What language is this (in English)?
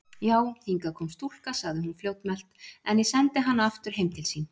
Icelandic